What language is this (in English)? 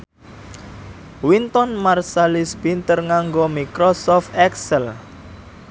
Javanese